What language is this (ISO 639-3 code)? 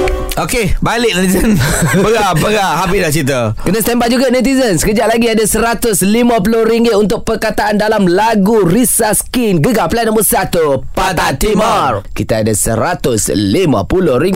msa